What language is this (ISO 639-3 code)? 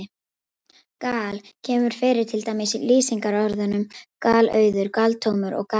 isl